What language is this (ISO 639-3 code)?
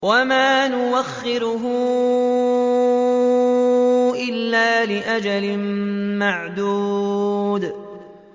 ara